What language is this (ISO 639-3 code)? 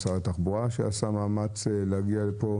heb